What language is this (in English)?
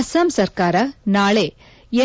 Kannada